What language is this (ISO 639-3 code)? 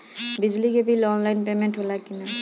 bho